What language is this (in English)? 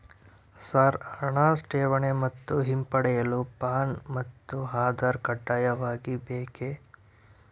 Kannada